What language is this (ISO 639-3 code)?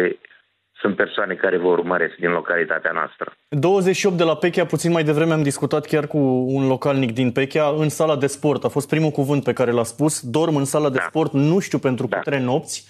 ron